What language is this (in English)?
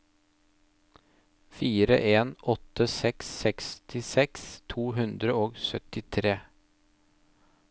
Norwegian